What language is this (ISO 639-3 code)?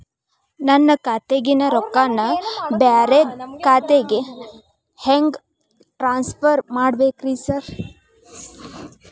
kan